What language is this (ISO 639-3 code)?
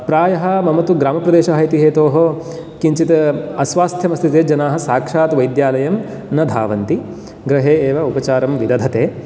san